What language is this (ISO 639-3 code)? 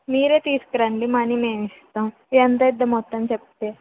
tel